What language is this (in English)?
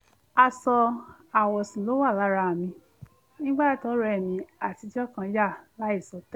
Yoruba